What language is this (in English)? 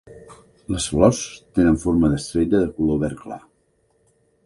Catalan